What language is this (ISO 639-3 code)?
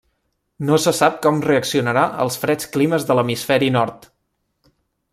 cat